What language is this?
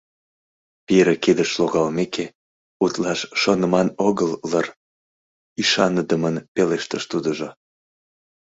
Mari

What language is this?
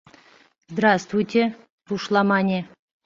Mari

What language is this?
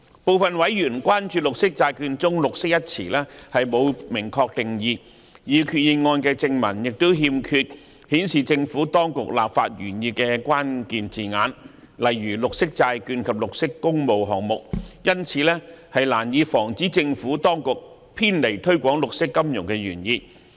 Cantonese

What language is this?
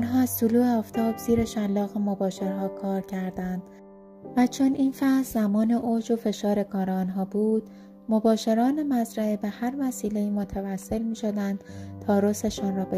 Persian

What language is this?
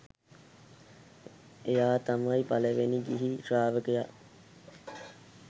Sinhala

